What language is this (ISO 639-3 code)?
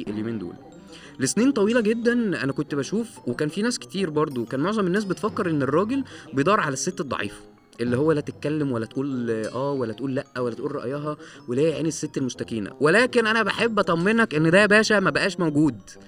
ara